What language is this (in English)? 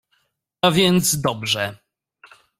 Polish